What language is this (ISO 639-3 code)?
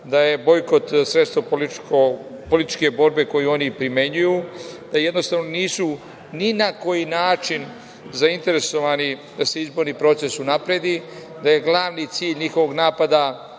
srp